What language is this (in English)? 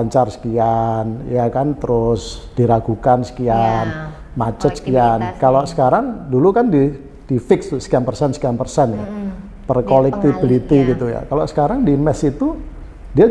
Indonesian